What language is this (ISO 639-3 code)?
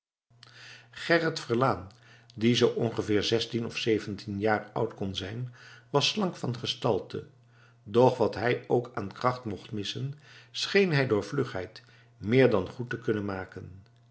nld